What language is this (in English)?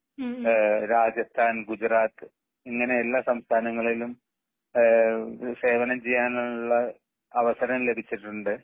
Malayalam